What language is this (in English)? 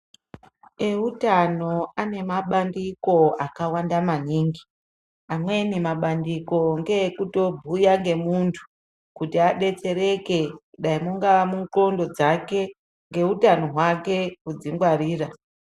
Ndau